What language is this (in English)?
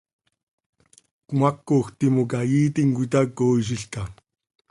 Seri